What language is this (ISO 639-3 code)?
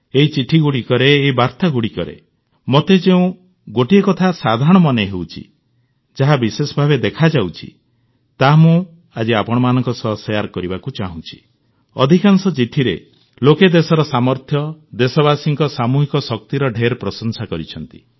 ori